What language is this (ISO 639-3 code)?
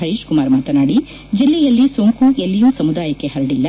kan